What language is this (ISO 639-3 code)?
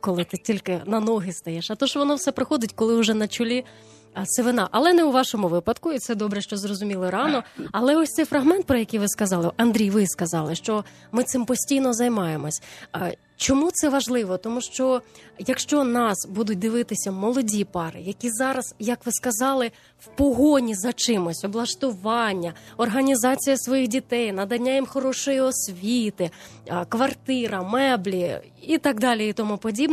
ukr